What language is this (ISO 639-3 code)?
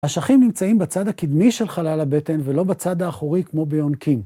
heb